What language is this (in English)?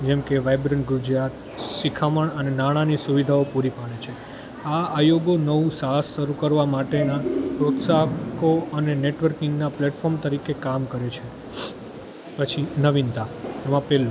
Gujarati